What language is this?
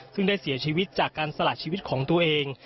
Thai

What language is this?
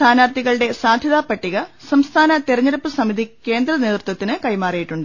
Malayalam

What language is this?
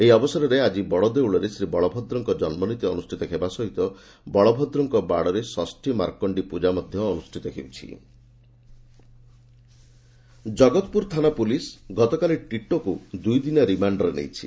Odia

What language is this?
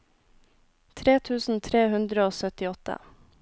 Norwegian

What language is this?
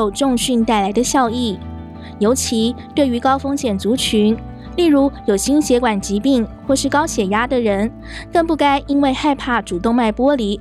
Chinese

